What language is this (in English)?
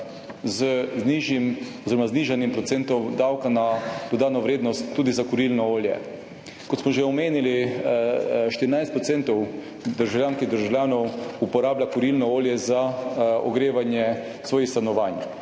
Slovenian